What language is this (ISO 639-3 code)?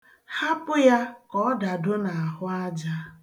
ibo